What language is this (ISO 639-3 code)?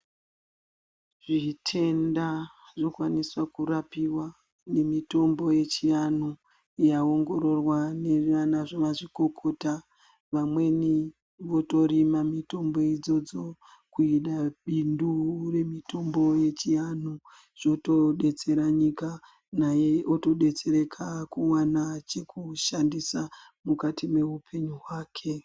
ndc